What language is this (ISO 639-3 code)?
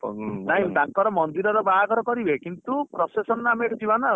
ori